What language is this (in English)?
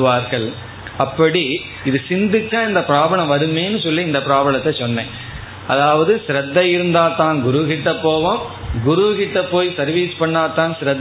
Tamil